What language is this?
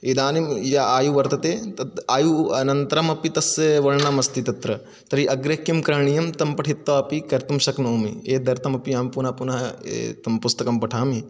Sanskrit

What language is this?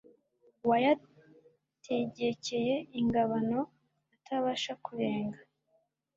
Kinyarwanda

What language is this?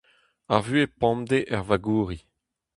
Breton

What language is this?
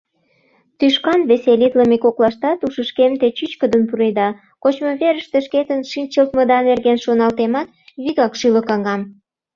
Mari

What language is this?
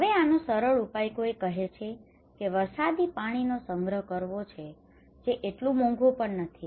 Gujarati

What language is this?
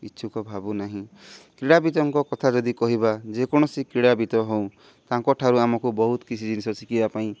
Odia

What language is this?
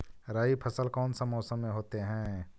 Magahi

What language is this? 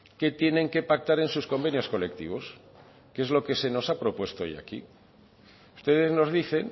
Spanish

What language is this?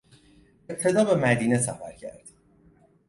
Persian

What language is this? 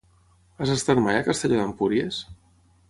Catalan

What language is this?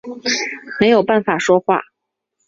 Chinese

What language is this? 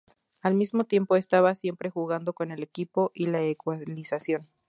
Spanish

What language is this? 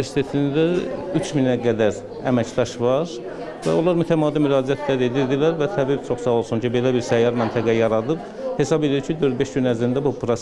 Turkish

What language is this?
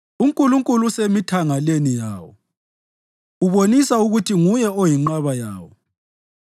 North Ndebele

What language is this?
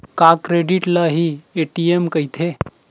Chhattisgarhi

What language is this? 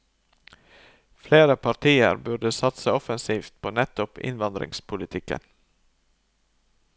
Norwegian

